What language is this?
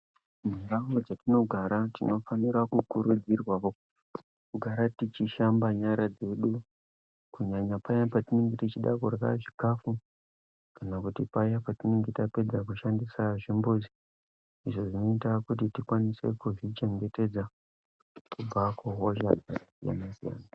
Ndau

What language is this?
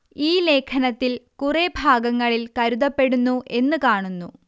Malayalam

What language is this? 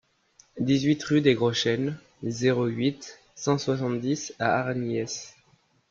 French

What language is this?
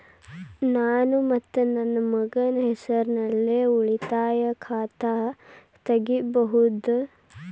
Kannada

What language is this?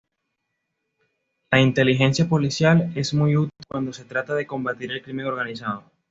Spanish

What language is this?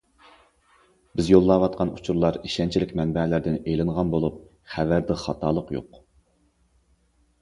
Uyghur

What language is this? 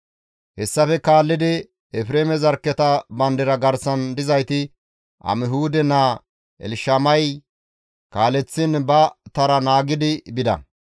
Gamo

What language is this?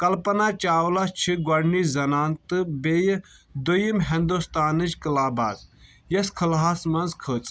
Kashmiri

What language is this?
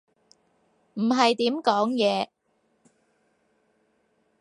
Cantonese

